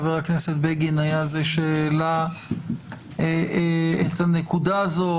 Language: Hebrew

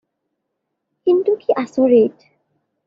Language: Assamese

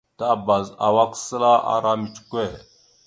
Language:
Mada (Cameroon)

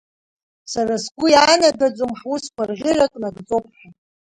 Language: Abkhazian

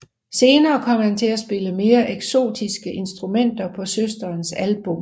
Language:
Danish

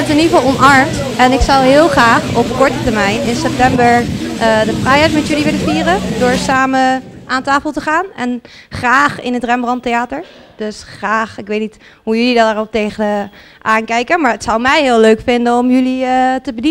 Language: Dutch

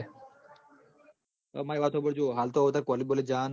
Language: Gujarati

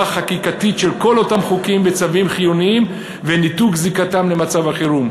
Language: Hebrew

